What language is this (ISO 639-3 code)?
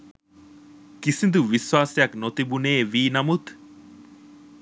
sin